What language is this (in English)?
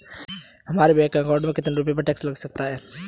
Hindi